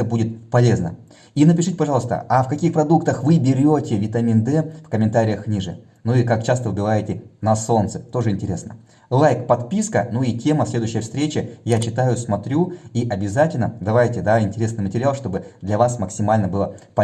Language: Russian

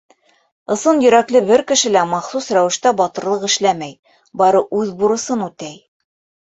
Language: Bashkir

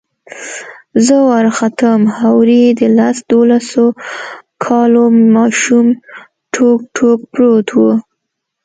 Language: Pashto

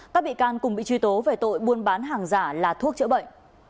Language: Vietnamese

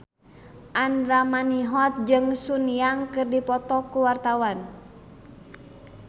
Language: Sundanese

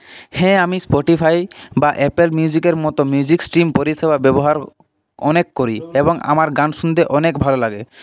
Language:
Bangla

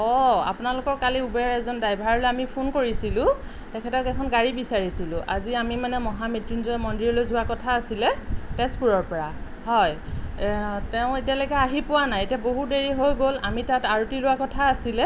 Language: Assamese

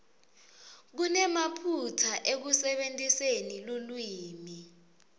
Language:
Swati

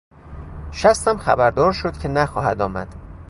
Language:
Persian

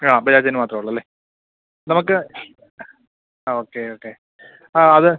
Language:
Malayalam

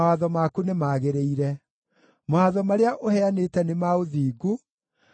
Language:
Kikuyu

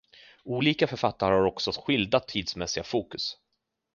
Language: Swedish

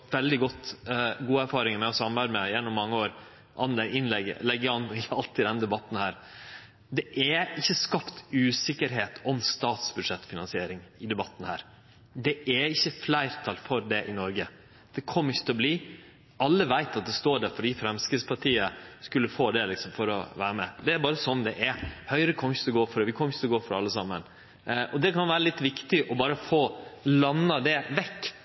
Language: Norwegian Nynorsk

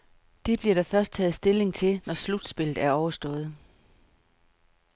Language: Danish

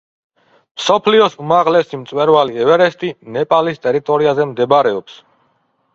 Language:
Georgian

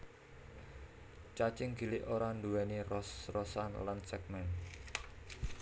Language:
Javanese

